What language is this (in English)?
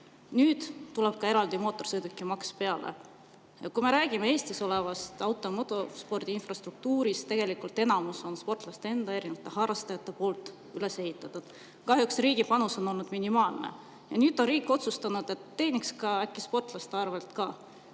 Estonian